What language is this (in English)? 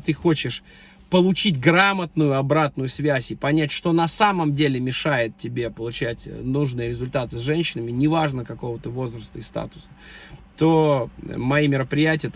Russian